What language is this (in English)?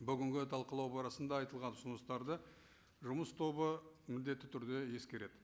Kazakh